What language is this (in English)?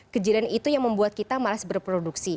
Indonesian